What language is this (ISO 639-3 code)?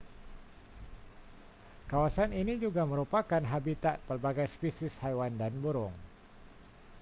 msa